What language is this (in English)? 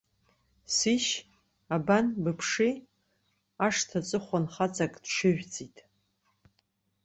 Abkhazian